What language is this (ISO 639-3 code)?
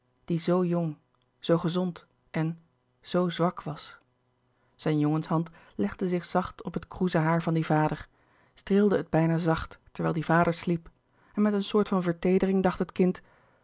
nld